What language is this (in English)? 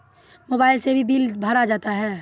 Maithili